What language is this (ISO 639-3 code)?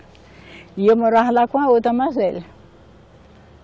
por